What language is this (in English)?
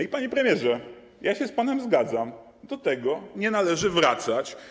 Polish